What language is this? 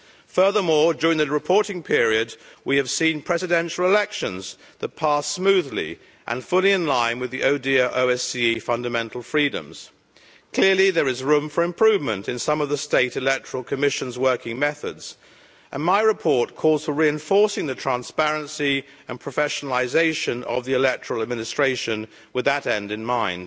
English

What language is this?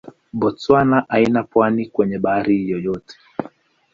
Swahili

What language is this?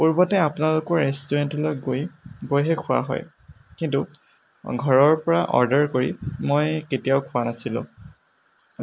Assamese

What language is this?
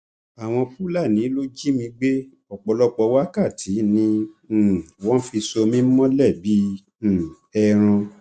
Yoruba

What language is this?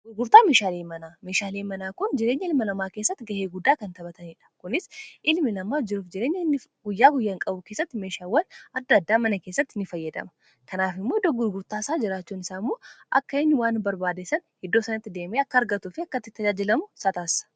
Oromo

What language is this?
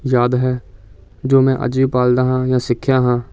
Punjabi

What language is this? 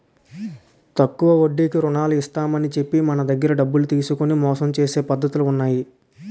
Telugu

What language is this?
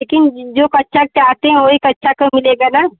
Hindi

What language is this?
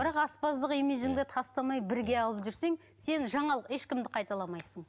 Kazakh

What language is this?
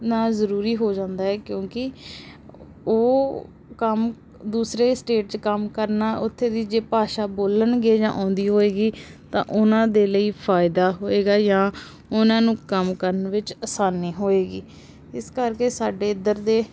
Punjabi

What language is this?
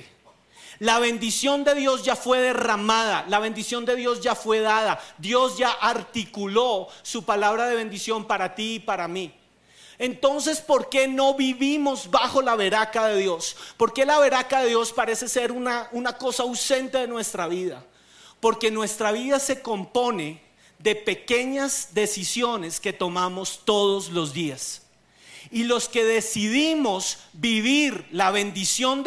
Spanish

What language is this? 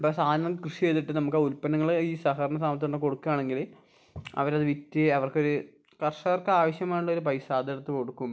Malayalam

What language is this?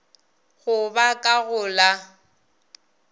Northern Sotho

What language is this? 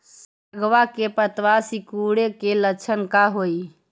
Magahi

